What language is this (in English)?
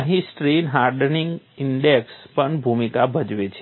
Gujarati